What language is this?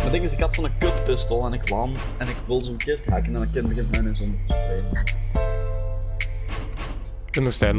Dutch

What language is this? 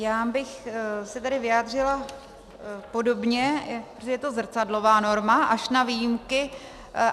Czech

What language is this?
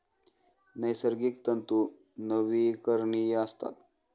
Marathi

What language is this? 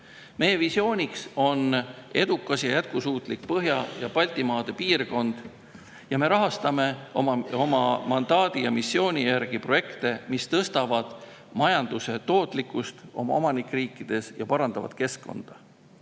Estonian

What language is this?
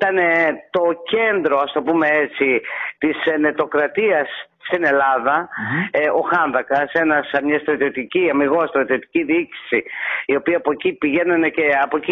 Greek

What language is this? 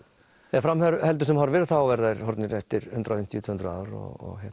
Icelandic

